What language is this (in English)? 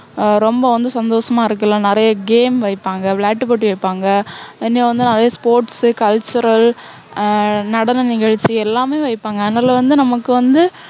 Tamil